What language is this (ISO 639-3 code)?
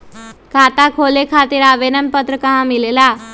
mag